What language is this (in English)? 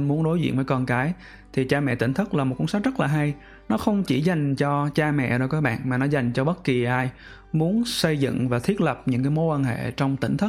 Vietnamese